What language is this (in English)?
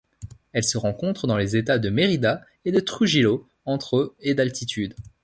French